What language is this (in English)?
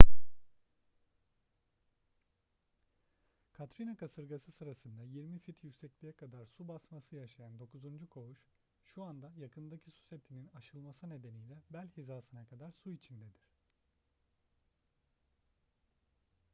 Turkish